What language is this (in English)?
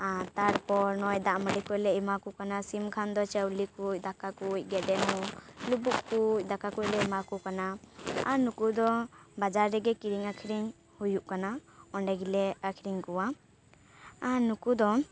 Santali